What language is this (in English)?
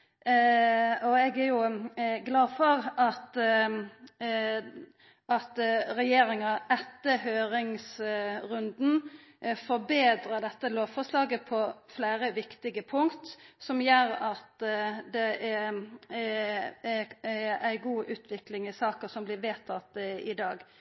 Norwegian Nynorsk